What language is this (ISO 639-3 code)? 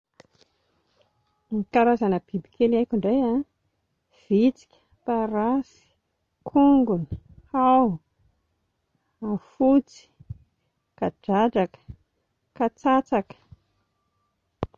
mlg